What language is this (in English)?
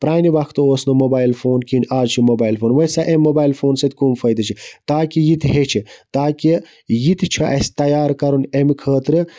Kashmiri